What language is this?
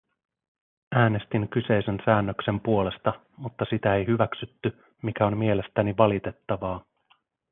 Finnish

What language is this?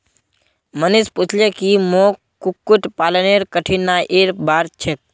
Magahi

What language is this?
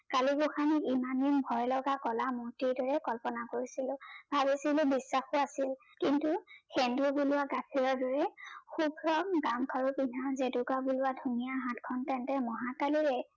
Assamese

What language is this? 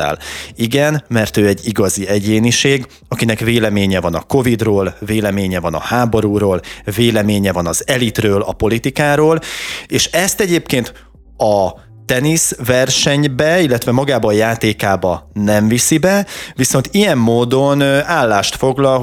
Hungarian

